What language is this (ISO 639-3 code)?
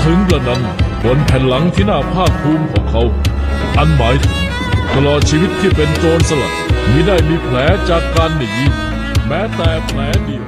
tha